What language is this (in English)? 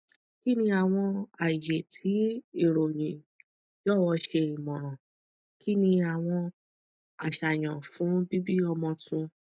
Yoruba